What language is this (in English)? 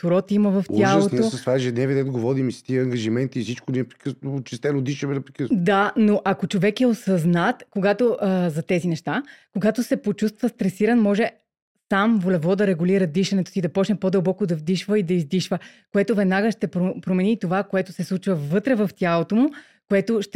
Bulgarian